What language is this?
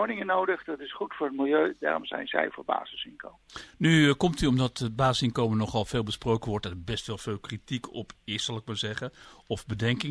Dutch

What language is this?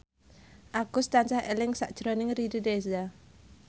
Javanese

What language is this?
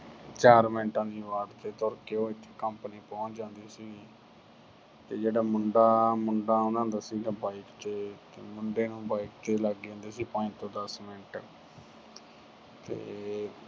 Punjabi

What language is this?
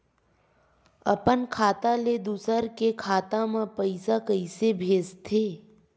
Chhattisgarhi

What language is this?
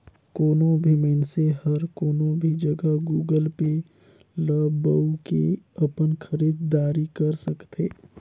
Chhattisgarhi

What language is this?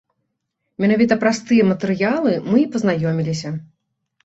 Belarusian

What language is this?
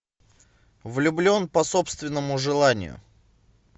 Russian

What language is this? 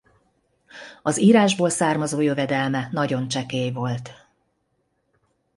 Hungarian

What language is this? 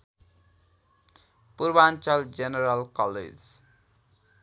Nepali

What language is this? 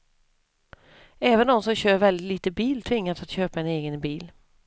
Swedish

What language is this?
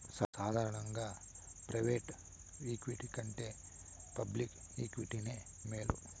Telugu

